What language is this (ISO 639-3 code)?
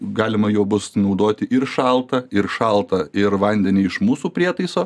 lit